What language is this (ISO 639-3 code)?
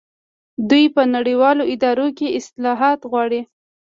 pus